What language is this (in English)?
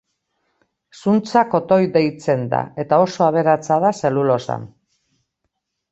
Basque